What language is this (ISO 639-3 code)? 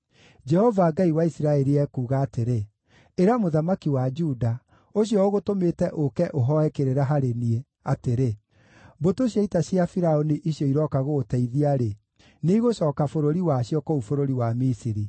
kik